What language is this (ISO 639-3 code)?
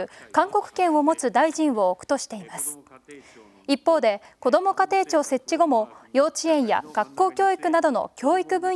jpn